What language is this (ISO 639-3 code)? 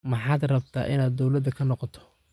som